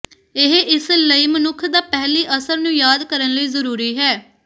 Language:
Punjabi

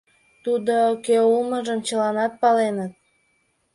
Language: Mari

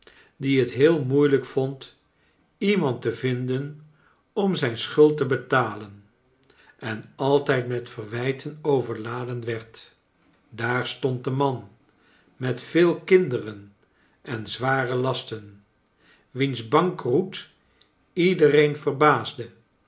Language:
Dutch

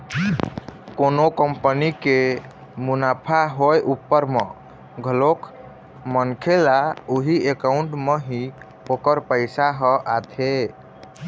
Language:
Chhattisgarhi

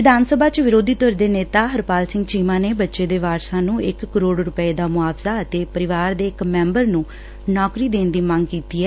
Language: Punjabi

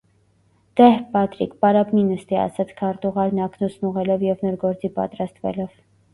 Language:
Armenian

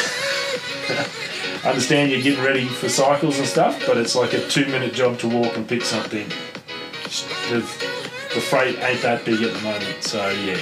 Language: English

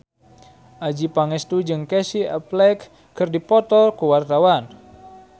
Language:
Sundanese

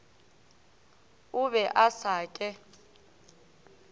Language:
Northern Sotho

